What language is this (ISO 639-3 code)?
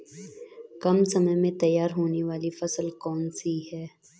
hin